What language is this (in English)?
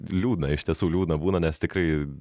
Lithuanian